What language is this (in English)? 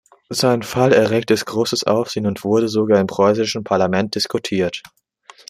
German